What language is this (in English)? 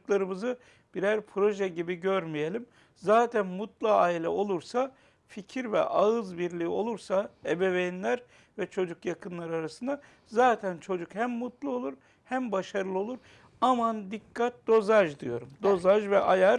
Turkish